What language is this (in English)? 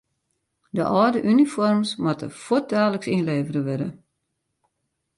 Western Frisian